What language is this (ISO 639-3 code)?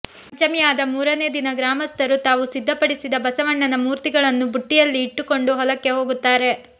kan